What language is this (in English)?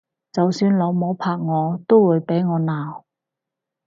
Cantonese